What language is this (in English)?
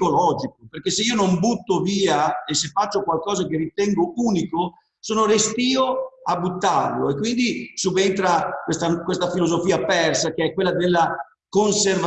Italian